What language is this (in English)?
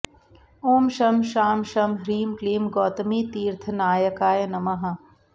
Sanskrit